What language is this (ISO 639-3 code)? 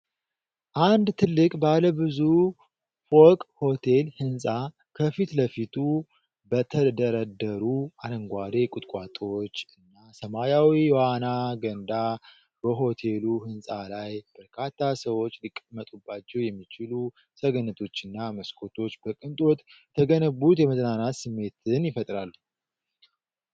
amh